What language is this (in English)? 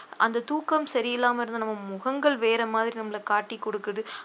Tamil